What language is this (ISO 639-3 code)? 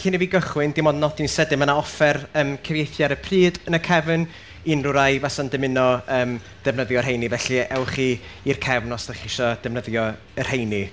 cym